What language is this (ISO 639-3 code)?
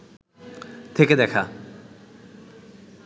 ben